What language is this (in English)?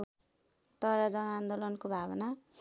Nepali